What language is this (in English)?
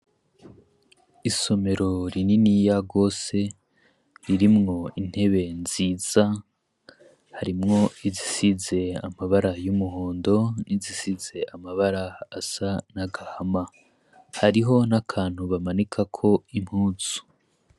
Rundi